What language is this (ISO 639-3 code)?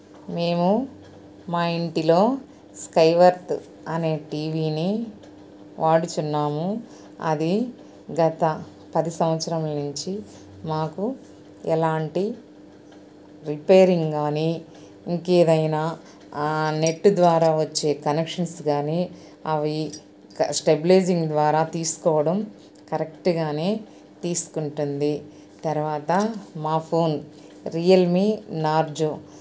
tel